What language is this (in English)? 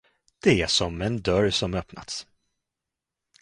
Swedish